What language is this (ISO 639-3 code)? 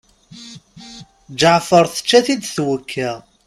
kab